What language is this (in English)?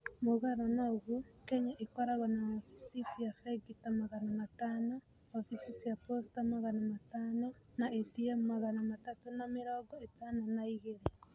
Kikuyu